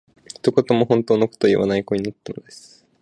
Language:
Japanese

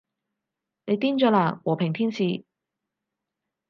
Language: Cantonese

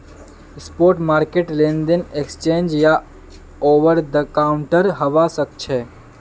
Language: Magahi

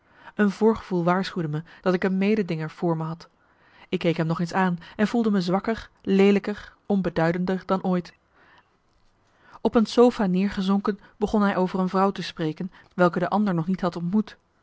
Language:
Dutch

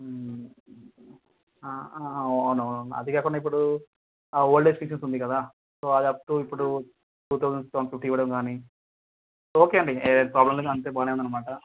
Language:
Telugu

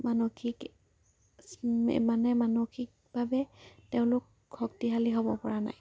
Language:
Assamese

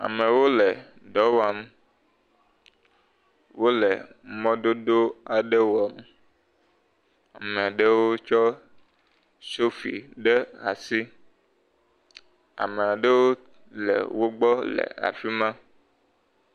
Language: Ewe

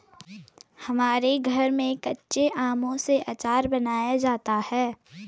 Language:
Hindi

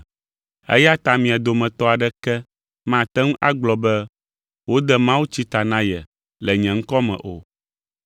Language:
Ewe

